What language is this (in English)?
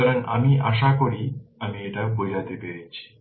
Bangla